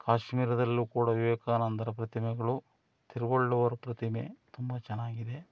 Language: Kannada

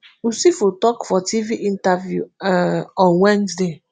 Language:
Nigerian Pidgin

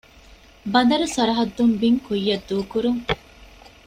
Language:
Divehi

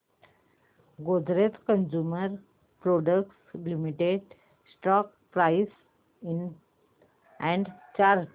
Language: Marathi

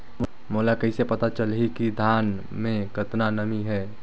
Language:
Chhattisgarhi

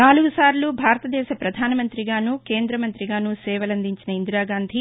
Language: Telugu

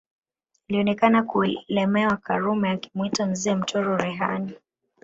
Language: Swahili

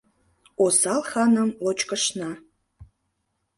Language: Mari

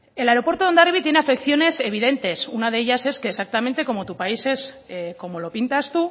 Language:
Spanish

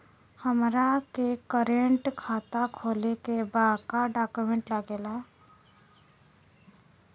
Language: Bhojpuri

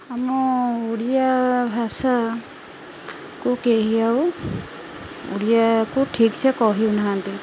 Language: Odia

